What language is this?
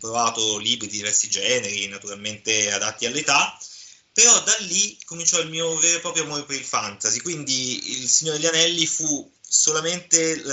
Italian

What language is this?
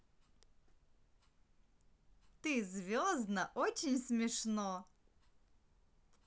Russian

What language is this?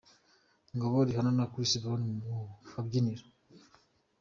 Kinyarwanda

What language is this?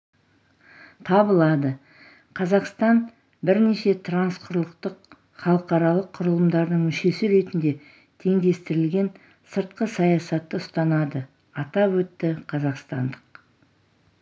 Kazakh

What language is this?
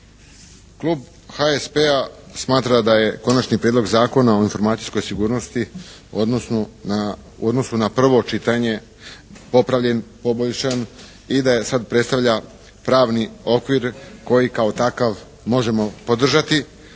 Croatian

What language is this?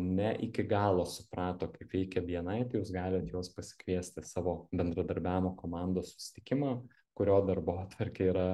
Lithuanian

